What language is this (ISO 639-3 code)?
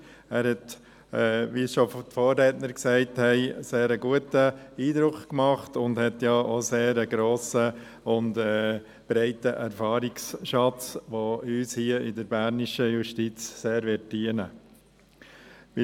gsw